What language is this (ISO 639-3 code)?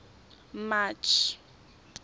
tsn